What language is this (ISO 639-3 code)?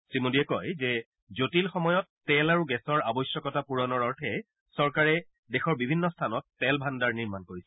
asm